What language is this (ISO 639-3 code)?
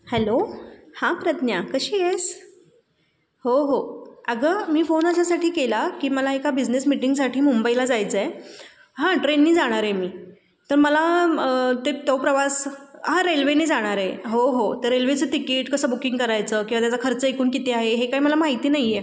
mar